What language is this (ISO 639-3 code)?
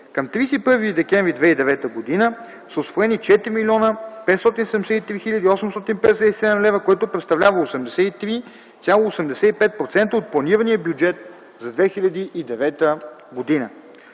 bul